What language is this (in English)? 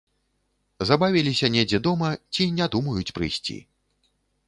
Belarusian